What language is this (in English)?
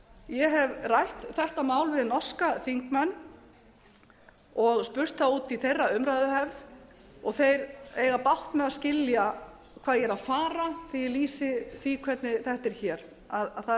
Icelandic